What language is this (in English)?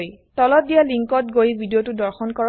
Assamese